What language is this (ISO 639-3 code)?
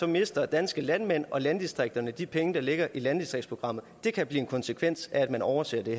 dan